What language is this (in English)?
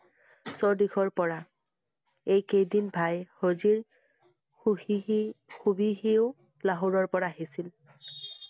Assamese